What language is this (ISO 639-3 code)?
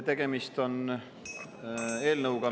est